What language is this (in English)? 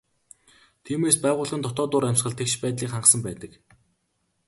Mongolian